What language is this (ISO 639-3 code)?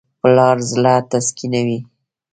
pus